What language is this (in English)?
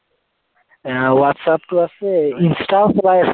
Assamese